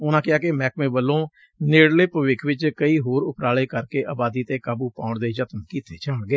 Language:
Punjabi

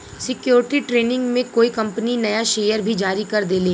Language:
Bhojpuri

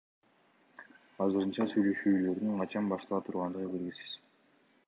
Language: Kyrgyz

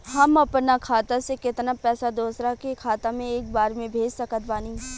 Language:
Bhojpuri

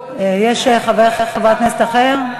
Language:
Hebrew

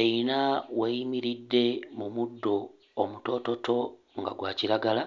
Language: Ganda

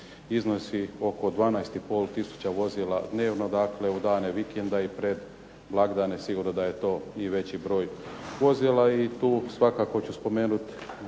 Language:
Croatian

